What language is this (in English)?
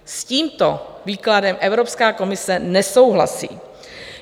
Czech